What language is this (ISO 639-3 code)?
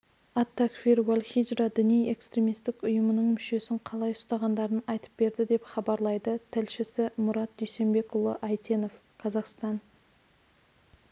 kaz